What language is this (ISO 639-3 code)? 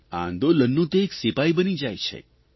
guj